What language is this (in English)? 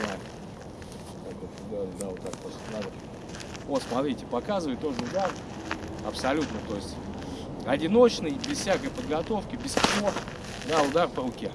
Russian